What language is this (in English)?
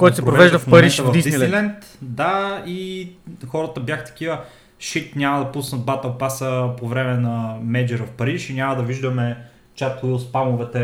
Bulgarian